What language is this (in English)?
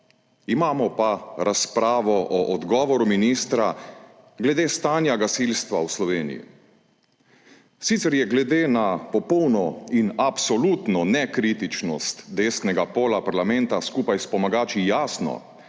Slovenian